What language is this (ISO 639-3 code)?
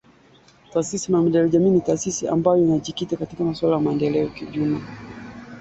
swa